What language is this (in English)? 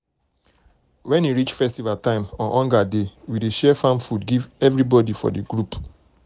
Nigerian Pidgin